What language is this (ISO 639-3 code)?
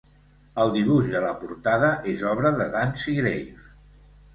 cat